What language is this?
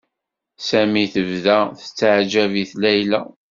Kabyle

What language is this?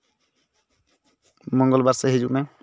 Santali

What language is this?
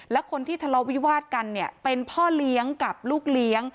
Thai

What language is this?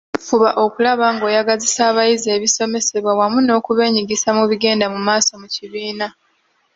Ganda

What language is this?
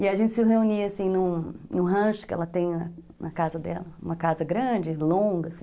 Portuguese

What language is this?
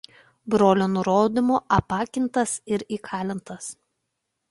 Lithuanian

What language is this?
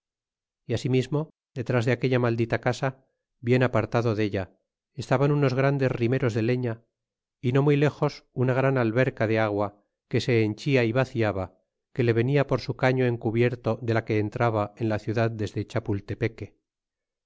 Spanish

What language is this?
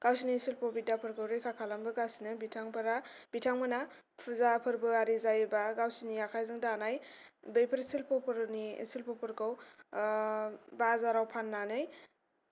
Bodo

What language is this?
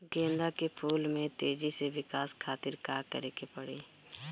Bhojpuri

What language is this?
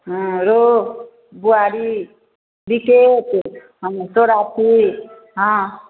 Maithili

